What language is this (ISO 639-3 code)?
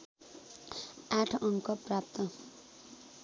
nep